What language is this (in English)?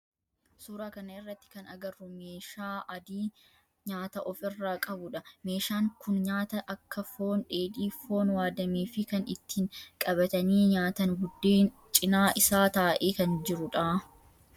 Oromo